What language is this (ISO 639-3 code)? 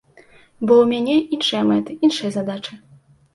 bel